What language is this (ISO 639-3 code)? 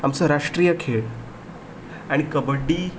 kok